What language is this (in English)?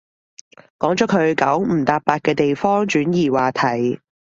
Cantonese